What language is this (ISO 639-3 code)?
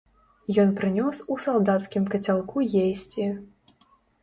bel